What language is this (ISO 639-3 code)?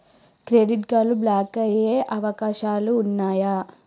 tel